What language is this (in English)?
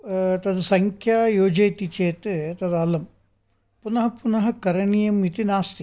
Sanskrit